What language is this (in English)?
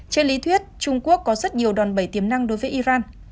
Vietnamese